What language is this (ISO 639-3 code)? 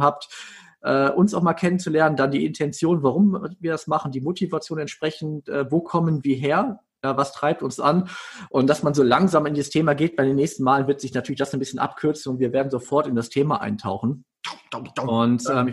deu